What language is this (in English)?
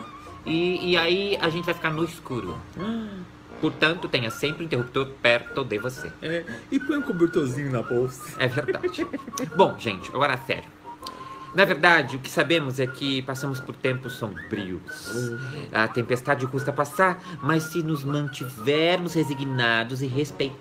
Portuguese